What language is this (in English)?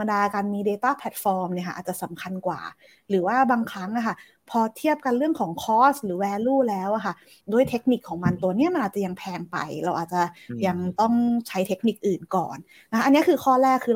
Thai